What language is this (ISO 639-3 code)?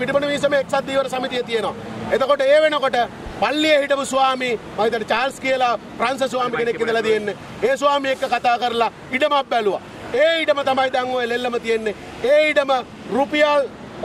ind